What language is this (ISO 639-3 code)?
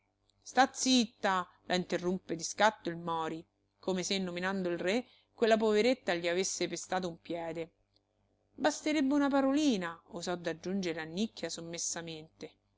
ita